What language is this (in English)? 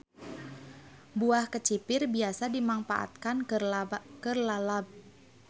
Sundanese